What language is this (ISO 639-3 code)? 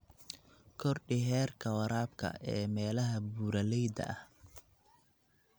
som